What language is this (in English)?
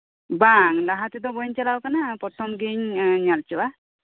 Santali